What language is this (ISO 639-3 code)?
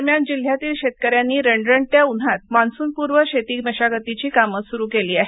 mar